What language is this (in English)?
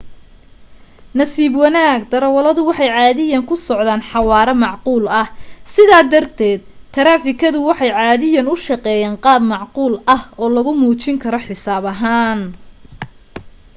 Somali